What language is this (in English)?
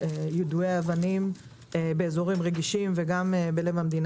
Hebrew